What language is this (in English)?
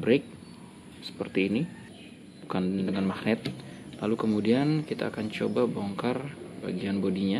Indonesian